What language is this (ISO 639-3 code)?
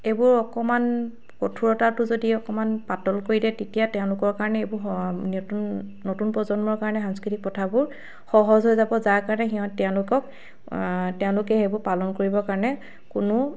asm